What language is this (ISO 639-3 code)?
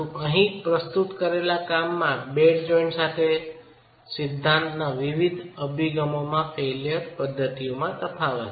guj